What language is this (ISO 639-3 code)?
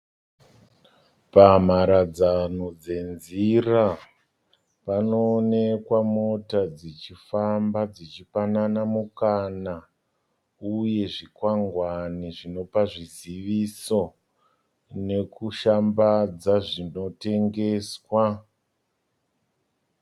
sna